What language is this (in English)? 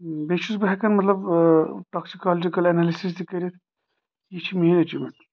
Kashmiri